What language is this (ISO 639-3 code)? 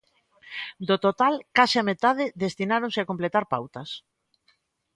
glg